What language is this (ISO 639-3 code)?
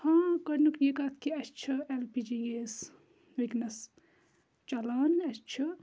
kas